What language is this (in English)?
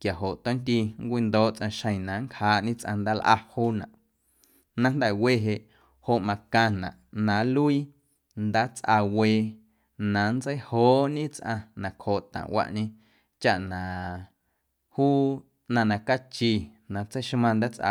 Guerrero Amuzgo